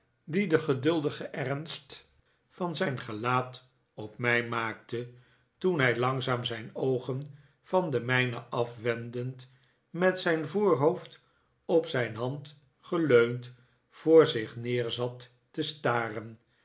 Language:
Dutch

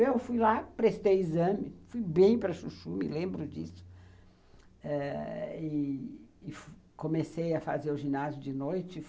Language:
Portuguese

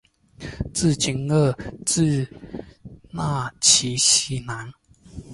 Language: Chinese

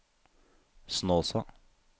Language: Norwegian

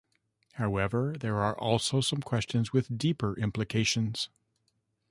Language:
English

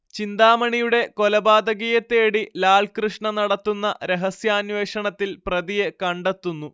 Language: Malayalam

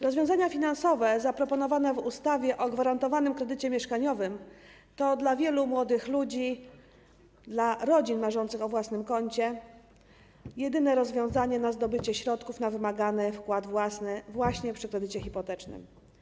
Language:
Polish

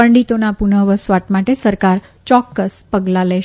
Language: Gujarati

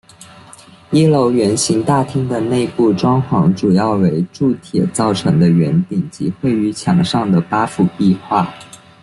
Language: Chinese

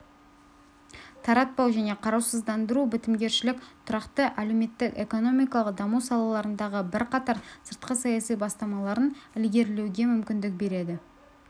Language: Kazakh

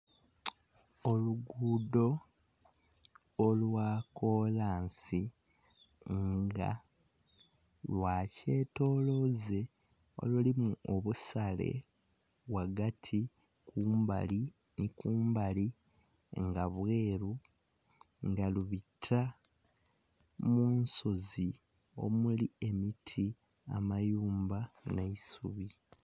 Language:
Soga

